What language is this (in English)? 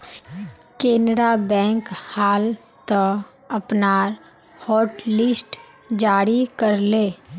Magahi